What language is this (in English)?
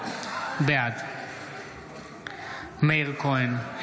Hebrew